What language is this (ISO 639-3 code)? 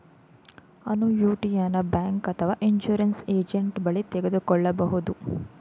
kan